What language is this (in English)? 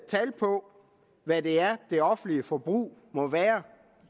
Danish